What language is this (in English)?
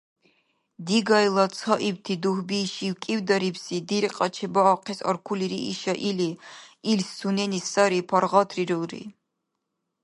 Dargwa